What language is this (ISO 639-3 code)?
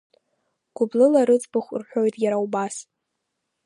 abk